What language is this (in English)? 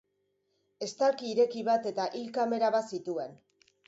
Basque